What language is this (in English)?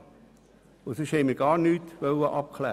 Swiss German